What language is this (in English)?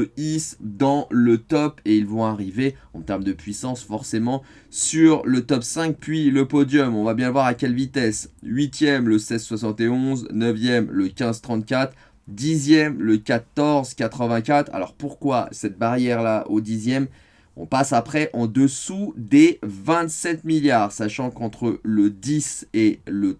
French